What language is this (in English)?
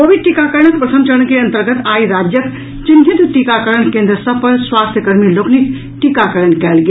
Maithili